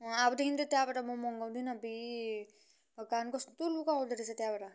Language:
Nepali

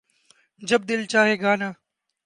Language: Urdu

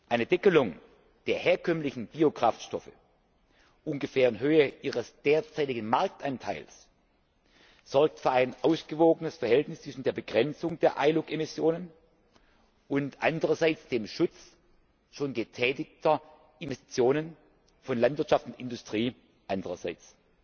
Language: German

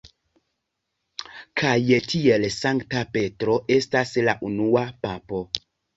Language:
Esperanto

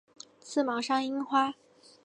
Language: Chinese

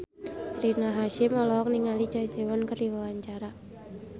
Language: Sundanese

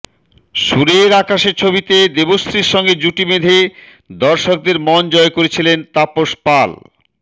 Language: Bangla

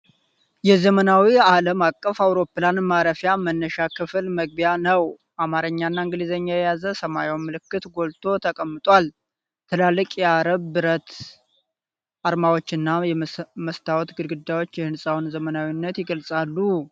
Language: Amharic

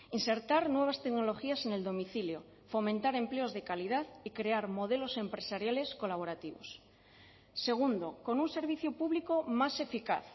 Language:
Spanish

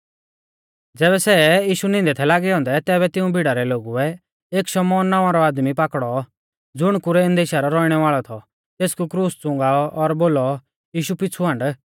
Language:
Mahasu Pahari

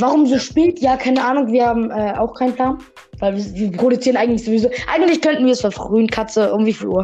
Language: German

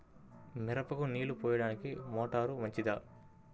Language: Telugu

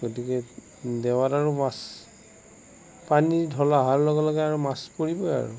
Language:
Assamese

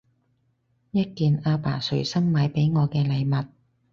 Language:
Cantonese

